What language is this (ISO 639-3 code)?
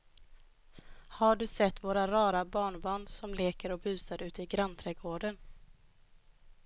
swe